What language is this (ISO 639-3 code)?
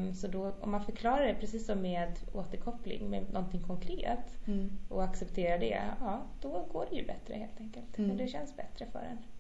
swe